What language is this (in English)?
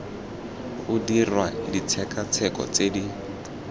Tswana